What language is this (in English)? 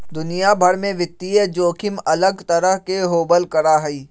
Magahi